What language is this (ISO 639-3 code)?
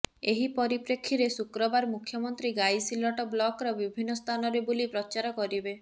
ori